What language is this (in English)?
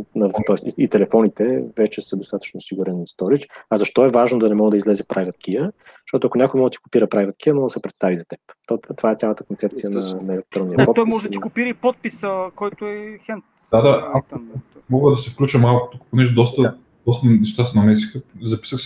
Bulgarian